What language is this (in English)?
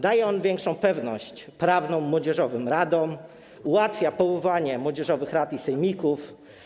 Polish